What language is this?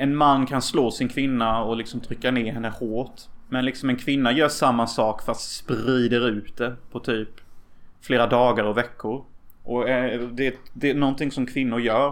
Swedish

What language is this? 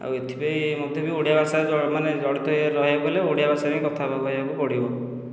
Odia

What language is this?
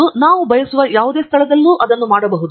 Kannada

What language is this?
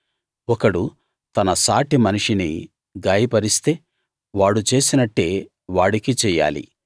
Telugu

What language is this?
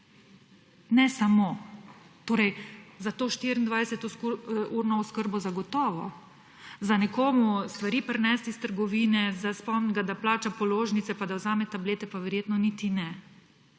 Slovenian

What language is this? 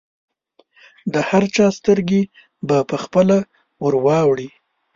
Pashto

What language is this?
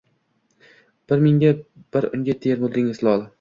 Uzbek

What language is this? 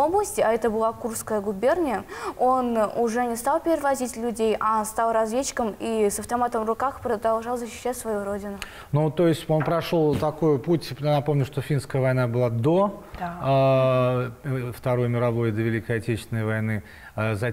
Russian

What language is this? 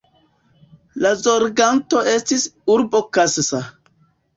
Esperanto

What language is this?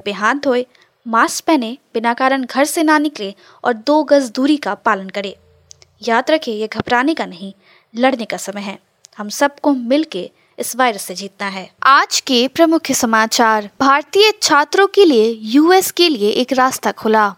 Hindi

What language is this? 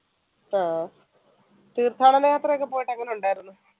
Malayalam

